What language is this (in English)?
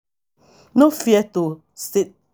Nigerian Pidgin